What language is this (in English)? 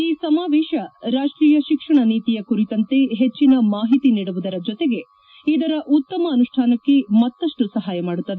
Kannada